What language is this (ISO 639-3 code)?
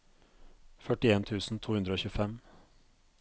nor